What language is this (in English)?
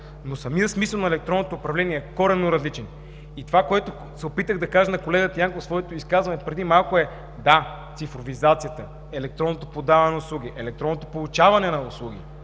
Bulgarian